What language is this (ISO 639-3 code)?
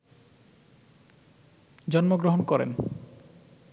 ben